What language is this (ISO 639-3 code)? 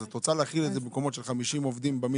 heb